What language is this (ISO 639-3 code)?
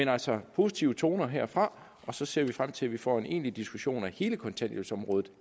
dan